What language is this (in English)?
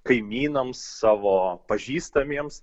Lithuanian